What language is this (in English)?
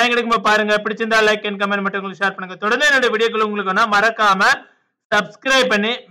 Tamil